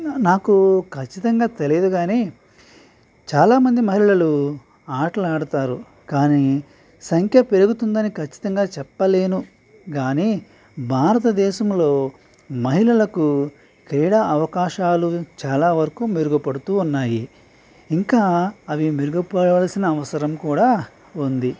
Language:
Telugu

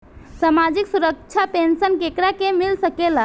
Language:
Bhojpuri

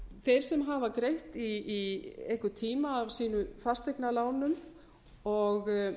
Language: Icelandic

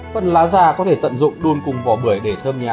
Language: Vietnamese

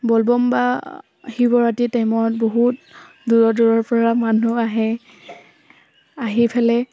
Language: Assamese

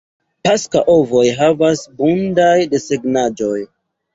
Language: Esperanto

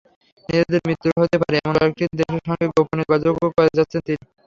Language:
Bangla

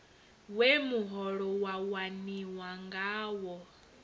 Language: Venda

